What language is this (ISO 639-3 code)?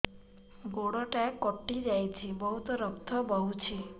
ori